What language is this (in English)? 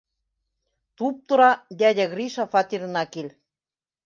Bashkir